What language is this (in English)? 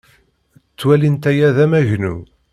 Kabyle